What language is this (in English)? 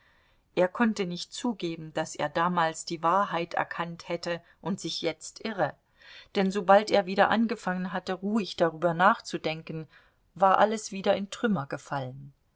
German